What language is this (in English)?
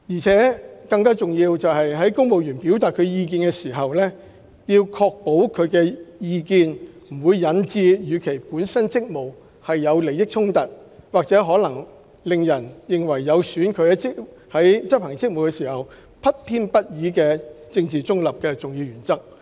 Cantonese